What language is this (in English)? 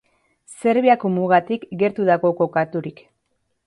Basque